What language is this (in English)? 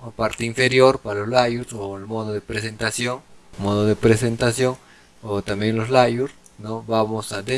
Spanish